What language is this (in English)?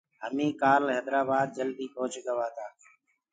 Gurgula